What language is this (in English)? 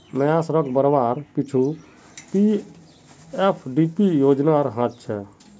Magahi